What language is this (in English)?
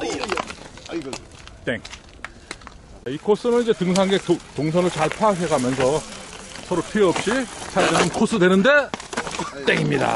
Korean